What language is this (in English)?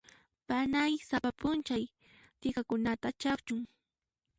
Puno Quechua